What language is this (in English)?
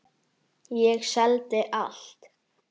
Icelandic